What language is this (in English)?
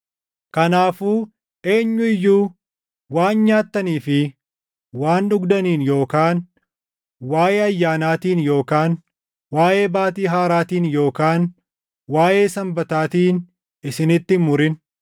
Oromo